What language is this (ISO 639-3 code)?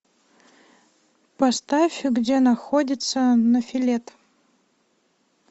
rus